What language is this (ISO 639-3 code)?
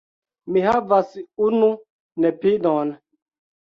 epo